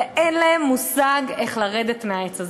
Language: Hebrew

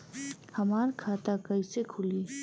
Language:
Bhojpuri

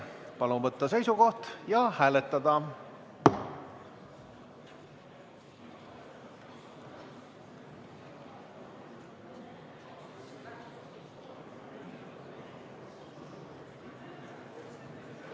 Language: Estonian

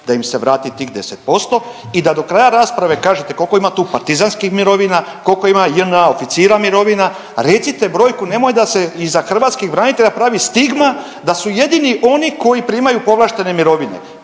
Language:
Croatian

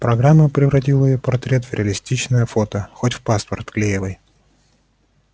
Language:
Russian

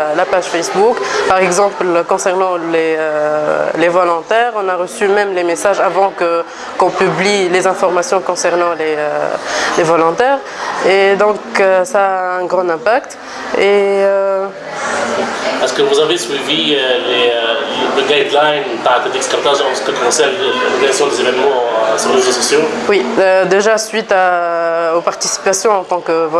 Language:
French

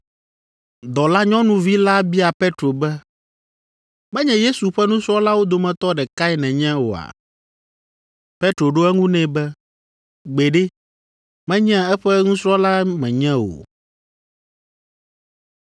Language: Ewe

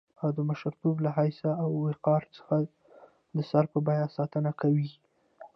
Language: Pashto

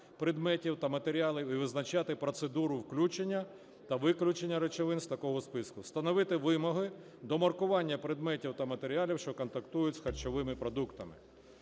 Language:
Ukrainian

